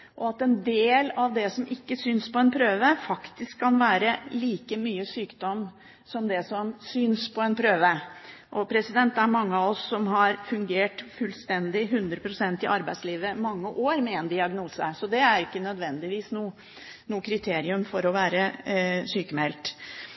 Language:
Norwegian Bokmål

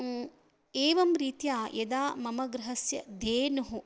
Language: Sanskrit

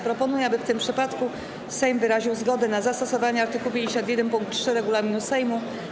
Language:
Polish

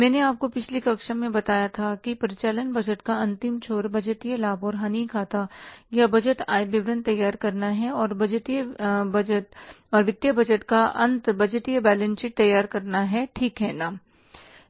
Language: Hindi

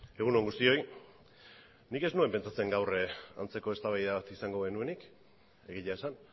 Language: Basque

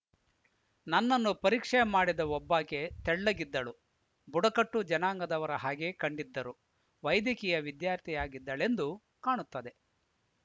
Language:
Kannada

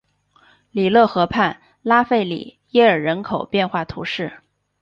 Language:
Chinese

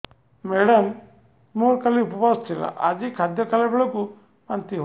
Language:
Odia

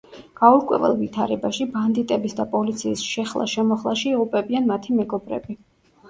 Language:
Georgian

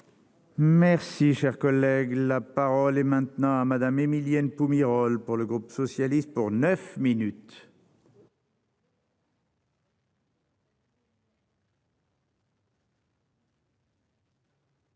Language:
French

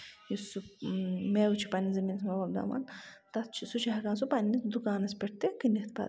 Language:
Kashmiri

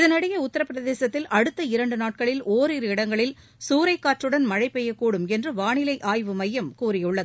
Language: Tamil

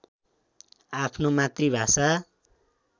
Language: Nepali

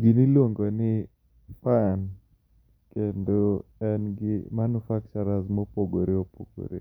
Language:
Luo (Kenya and Tanzania)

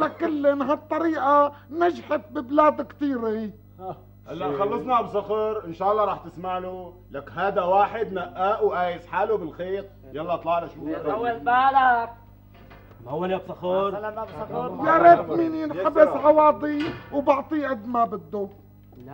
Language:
Arabic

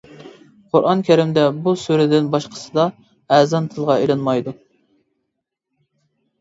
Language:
Uyghur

